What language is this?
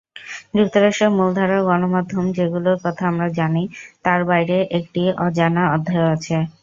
Bangla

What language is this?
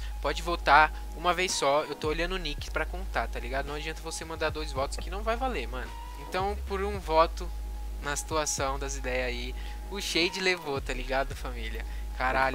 Portuguese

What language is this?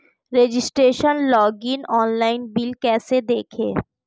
Hindi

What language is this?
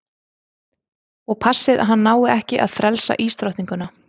Icelandic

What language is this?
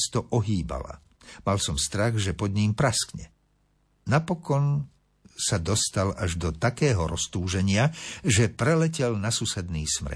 Slovak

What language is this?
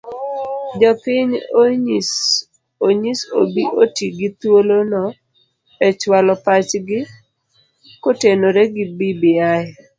Luo (Kenya and Tanzania)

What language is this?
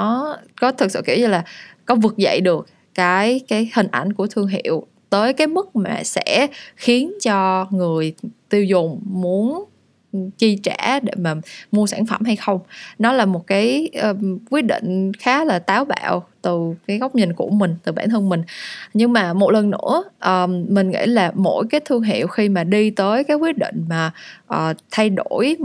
Vietnamese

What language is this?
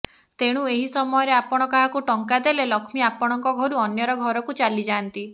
Odia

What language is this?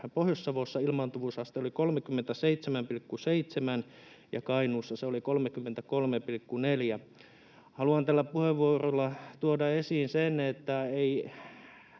Finnish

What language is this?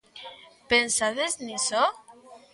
Galician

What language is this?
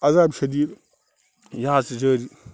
Kashmiri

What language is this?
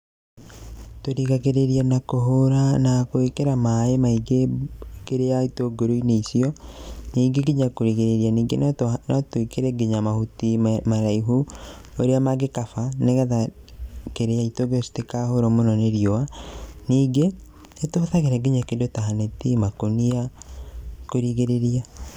Kikuyu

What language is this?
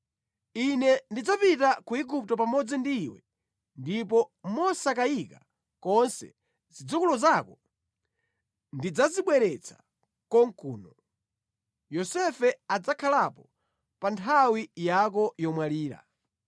Nyanja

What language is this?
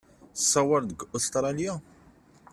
Kabyle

